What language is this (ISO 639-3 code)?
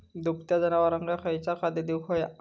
mar